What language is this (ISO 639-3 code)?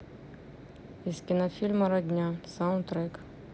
rus